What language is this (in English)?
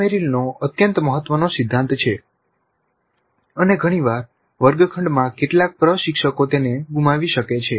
Gujarati